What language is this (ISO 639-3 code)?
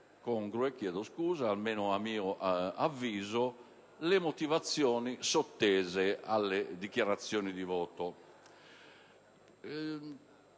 ita